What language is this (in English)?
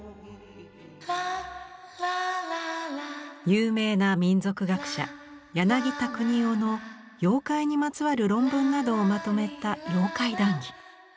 Japanese